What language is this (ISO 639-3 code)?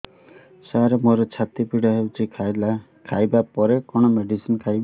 ori